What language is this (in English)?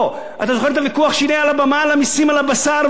Hebrew